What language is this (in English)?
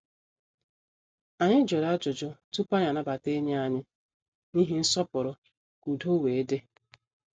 Igbo